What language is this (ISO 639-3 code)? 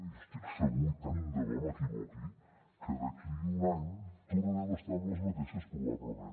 cat